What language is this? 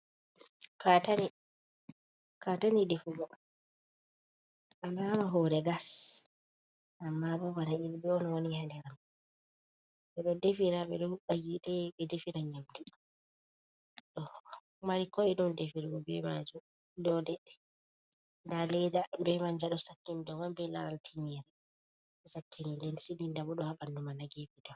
Fula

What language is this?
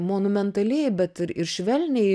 Lithuanian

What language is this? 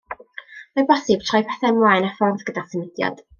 Welsh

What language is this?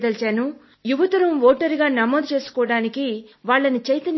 Telugu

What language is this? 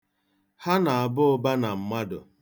Igbo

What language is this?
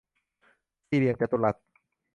Thai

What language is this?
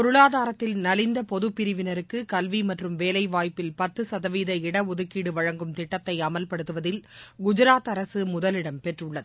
Tamil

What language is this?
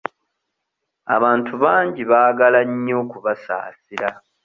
Ganda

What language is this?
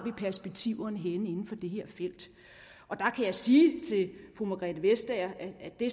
Danish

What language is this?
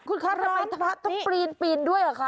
Thai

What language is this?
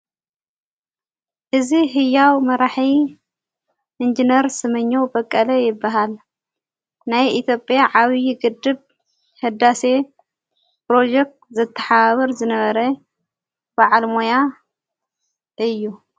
Tigrinya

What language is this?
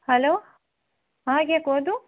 Odia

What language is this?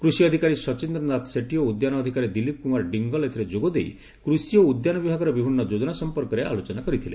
Odia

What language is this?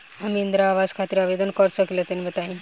Bhojpuri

